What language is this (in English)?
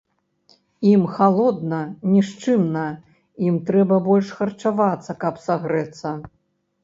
Belarusian